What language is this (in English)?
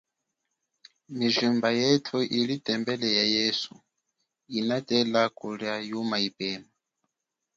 Chokwe